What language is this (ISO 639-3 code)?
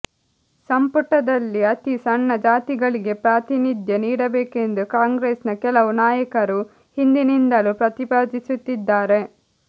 kan